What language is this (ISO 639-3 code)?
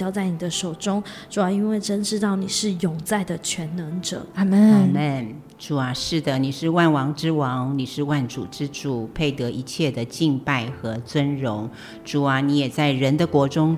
zho